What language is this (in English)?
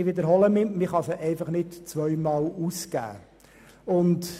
Swiss German